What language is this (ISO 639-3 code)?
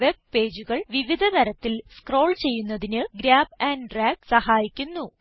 mal